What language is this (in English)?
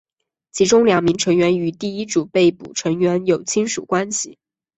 Chinese